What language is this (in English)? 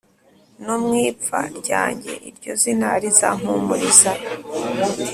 Kinyarwanda